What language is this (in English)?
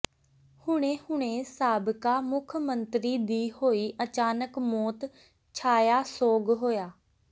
Punjabi